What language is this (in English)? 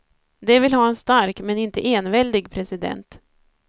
Swedish